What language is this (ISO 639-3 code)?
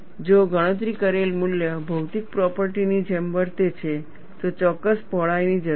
guj